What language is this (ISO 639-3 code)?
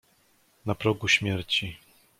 pol